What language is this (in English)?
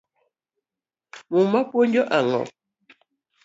Luo (Kenya and Tanzania)